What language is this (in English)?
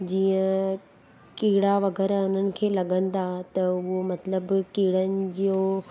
Sindhi